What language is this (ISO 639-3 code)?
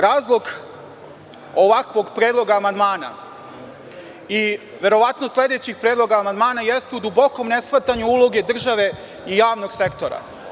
srp